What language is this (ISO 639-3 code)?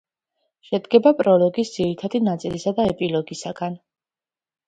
kat